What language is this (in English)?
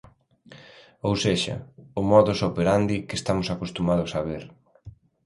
Galician